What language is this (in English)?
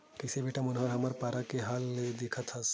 Chhattisgarhi